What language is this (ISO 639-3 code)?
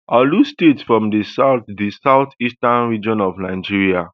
pcm